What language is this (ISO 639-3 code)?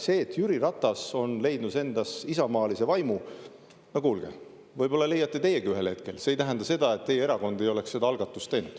est